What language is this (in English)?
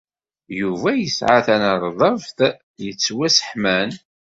Kabyle